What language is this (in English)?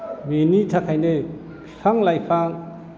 Bodo